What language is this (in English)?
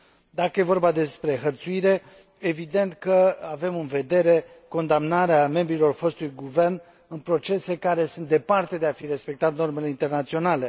Romanian